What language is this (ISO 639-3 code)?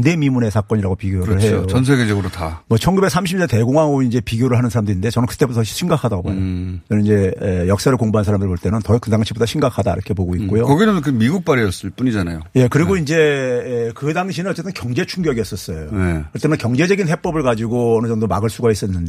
kor